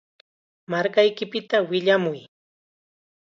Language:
Chiquián Ancash Quechua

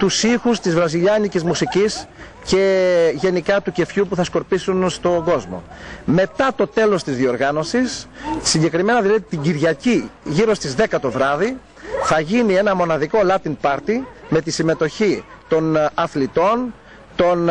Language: Greek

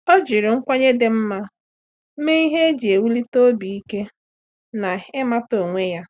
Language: Igbo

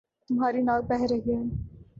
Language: Urdu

